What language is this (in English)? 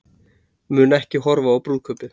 Icelandic